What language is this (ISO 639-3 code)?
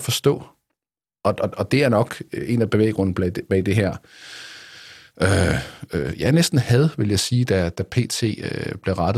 dan